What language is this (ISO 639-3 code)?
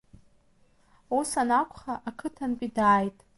abk